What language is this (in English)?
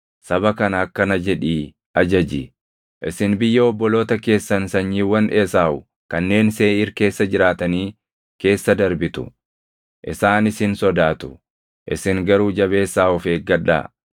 Oromo